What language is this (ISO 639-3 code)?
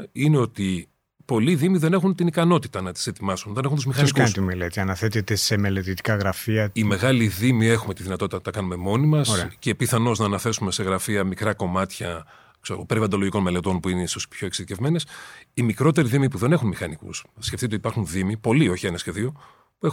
ell